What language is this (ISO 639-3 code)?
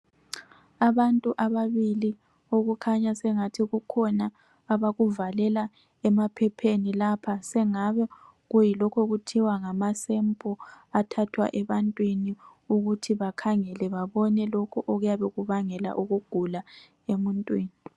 nde